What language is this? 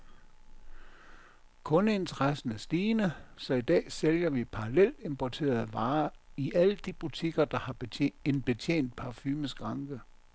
Danish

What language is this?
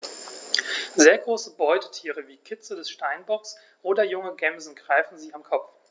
German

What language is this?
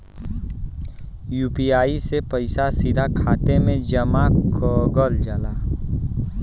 Bhojpuri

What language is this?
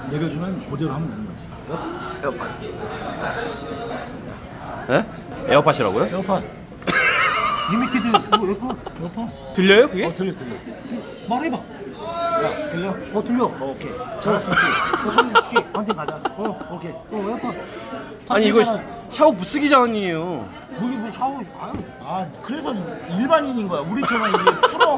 Korean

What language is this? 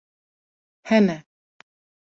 Kurdish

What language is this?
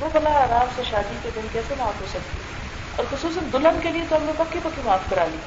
Urdu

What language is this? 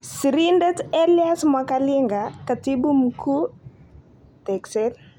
Kalenjin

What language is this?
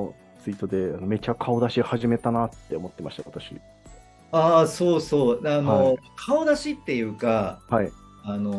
Japanese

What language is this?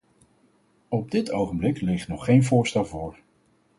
Dutch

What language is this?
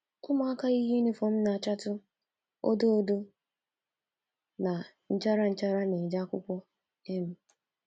Igbo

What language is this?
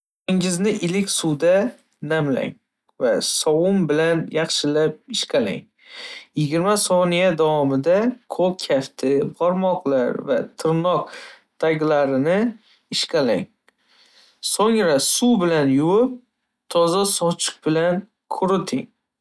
Uzbek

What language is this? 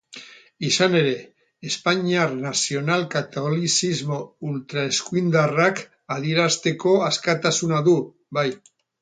Basque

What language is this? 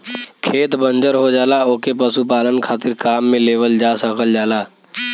Bhojpuri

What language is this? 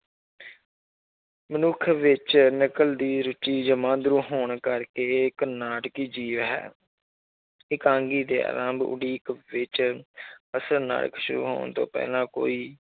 Punjabi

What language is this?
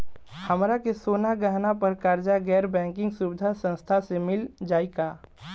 Bhojpuri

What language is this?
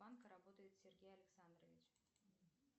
Russian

